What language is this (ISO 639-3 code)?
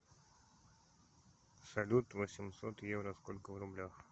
rus